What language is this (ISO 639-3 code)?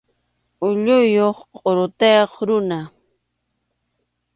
qxu